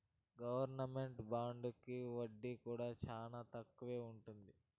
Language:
Telugu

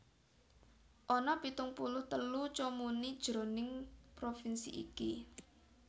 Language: Javanese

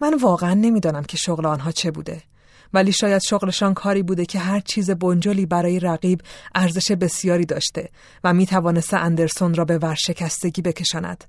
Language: Persian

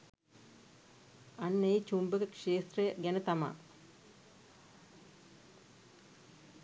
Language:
Sinhala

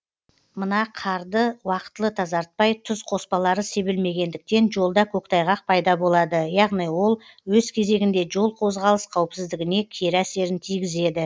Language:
Kazakh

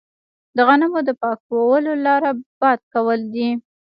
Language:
Pashto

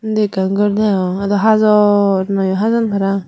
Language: Chakma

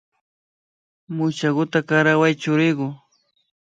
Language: Imbabura Highland Quichua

